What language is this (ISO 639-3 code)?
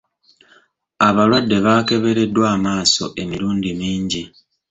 lug